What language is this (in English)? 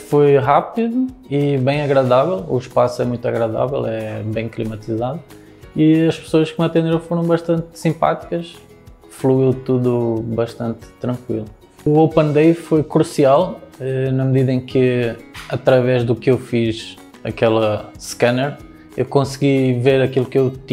Portuguese